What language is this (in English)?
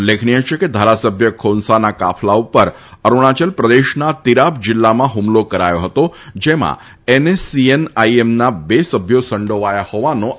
Gujarati